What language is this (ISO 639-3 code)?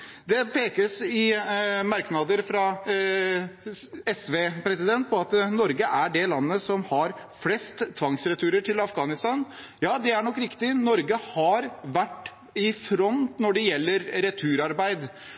nob